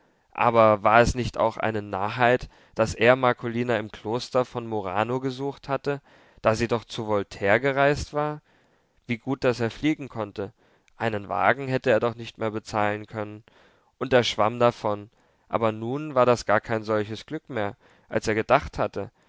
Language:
German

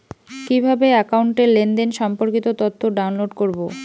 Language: Bangla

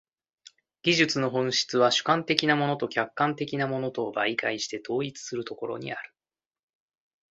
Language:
Japanese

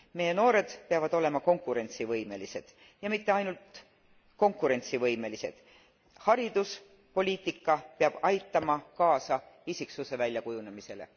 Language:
Estonian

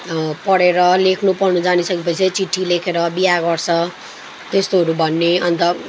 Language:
Nepali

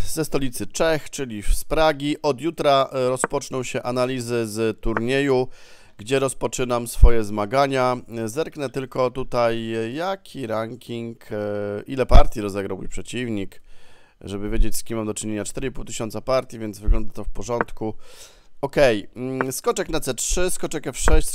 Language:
Polish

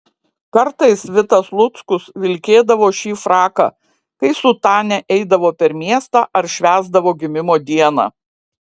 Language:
Lithuanian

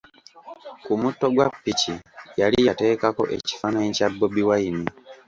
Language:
Ganda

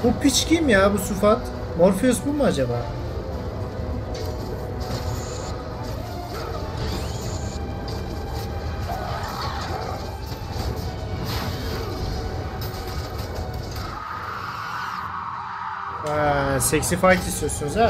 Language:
Turkish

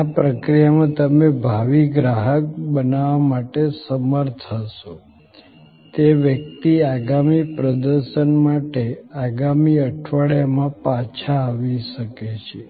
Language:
Gujarati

